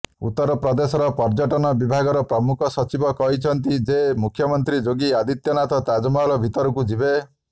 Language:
Odia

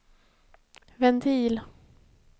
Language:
Swedish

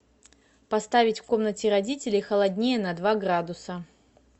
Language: Russian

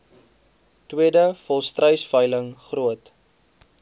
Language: Afrikaans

